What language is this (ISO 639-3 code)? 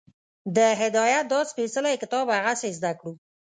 pus